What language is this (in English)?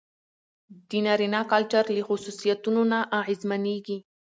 Pashto